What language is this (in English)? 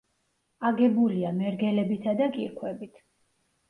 Georgian